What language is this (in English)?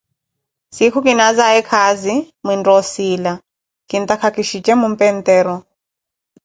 Koti